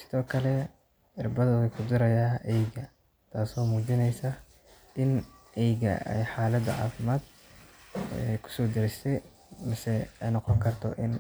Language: Somali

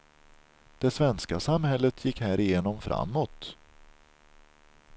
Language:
Swedish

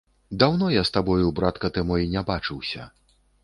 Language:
Belarusian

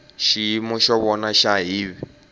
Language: Tsonga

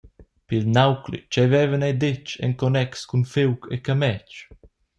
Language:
Romansh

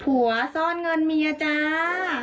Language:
Thai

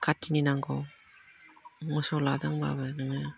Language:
Bodo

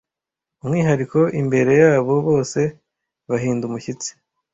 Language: Kinyarwanda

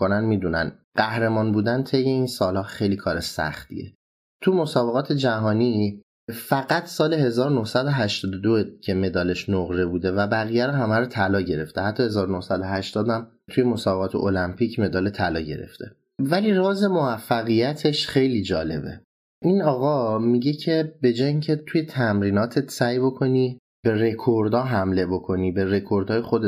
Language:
Persian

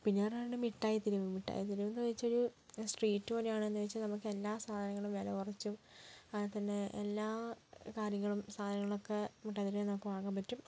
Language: Malayalam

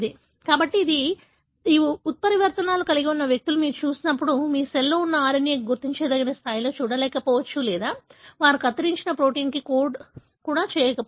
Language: Telugu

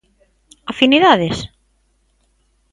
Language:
Galician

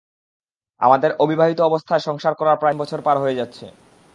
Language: Bangla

